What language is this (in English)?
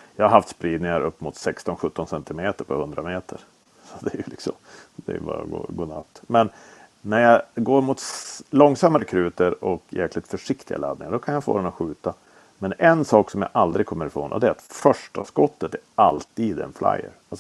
Swedish